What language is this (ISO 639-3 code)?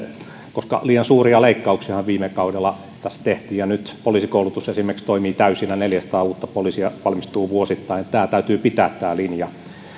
fin